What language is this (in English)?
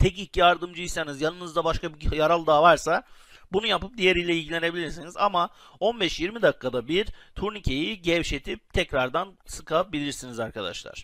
Turkish